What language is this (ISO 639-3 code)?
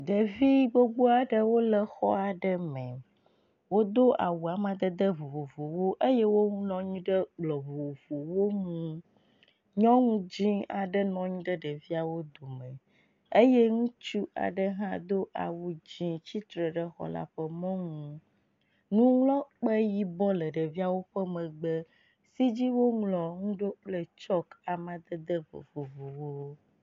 ewe